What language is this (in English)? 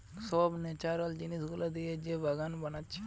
Bangla